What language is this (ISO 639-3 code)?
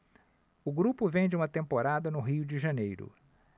por